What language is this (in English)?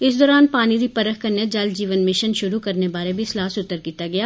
Dogri